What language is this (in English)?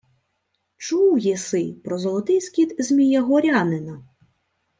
Ukrainian